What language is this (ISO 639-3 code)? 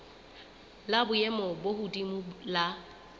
sot